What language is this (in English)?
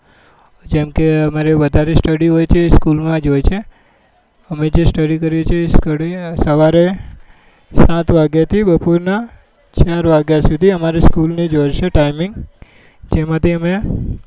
Gujarati